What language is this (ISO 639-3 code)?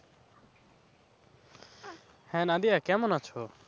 ben